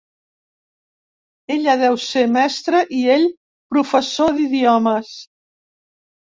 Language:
Catalan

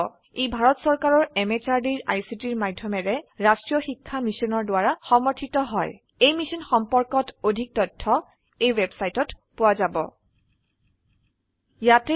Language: Assamese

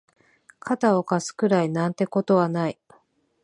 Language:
Japanese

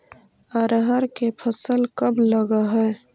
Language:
Magahi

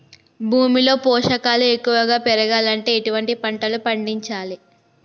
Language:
Telugu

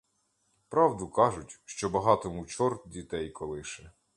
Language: Ukrainian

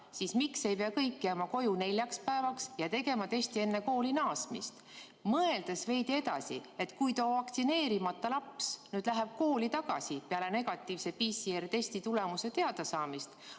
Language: Estonian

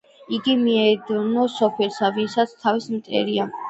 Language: Georgian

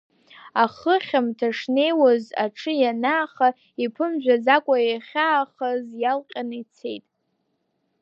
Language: Abkhazian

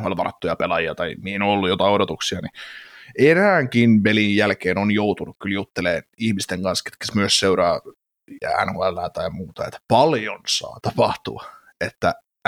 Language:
Finnish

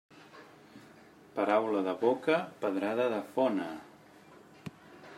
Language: Catalan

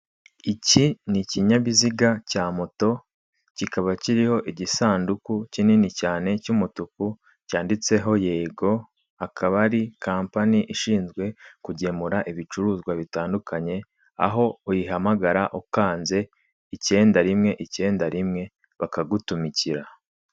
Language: Kinyarwanda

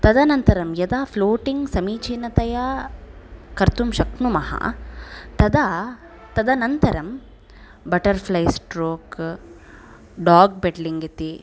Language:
Sanskrit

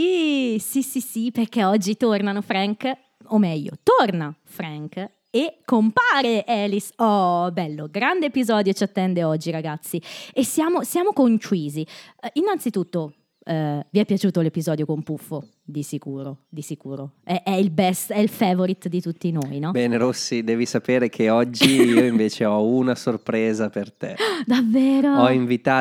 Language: Italian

